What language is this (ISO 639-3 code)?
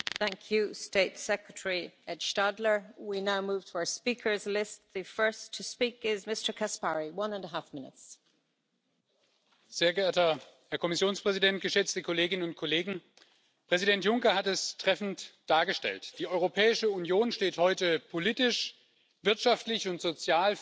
deu